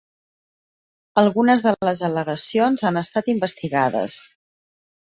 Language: Catalan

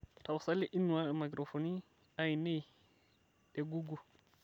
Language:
Masai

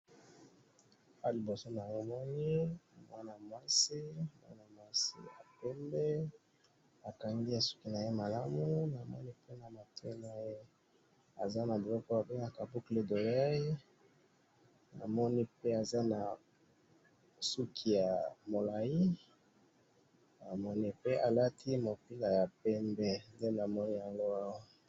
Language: Lingala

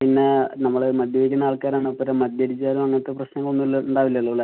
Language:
Malayalam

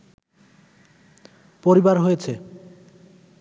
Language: Bangla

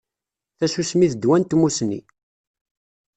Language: Kabyle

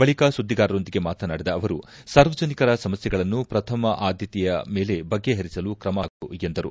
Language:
Kannada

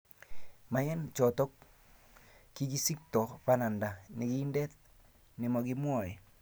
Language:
Kalenjin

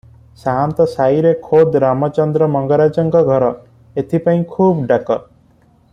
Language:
Odia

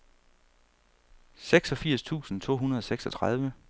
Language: Danish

